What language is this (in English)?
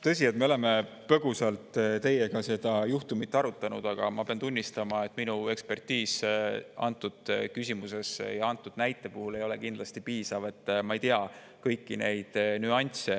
Estonian